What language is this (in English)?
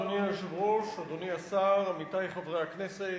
Hebrew